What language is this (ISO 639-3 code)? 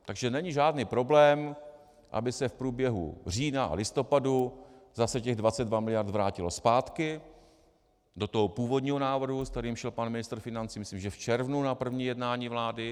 ces